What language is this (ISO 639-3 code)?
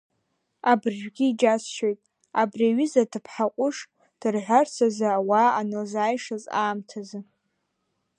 abk